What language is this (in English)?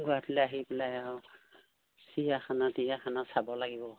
Assamese